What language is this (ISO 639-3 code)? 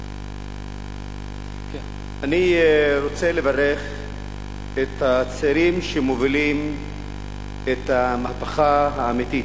heb